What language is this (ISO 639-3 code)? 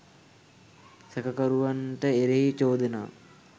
sin